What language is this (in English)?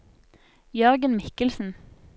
Norwegian